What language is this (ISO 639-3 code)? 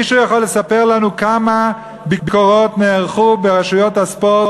heb